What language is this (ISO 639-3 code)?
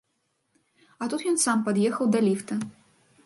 bel